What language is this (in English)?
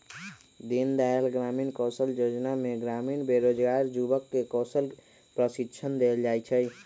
Magahi